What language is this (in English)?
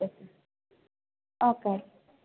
Assamese